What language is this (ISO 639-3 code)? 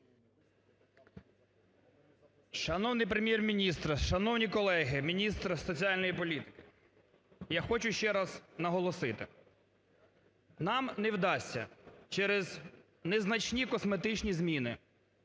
ukr